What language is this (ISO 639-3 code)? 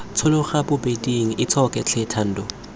tsn